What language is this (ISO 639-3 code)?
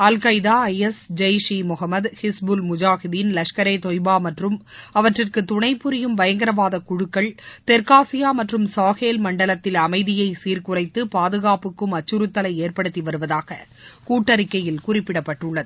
tam